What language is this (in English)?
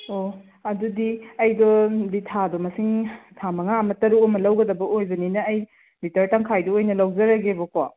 Manipuri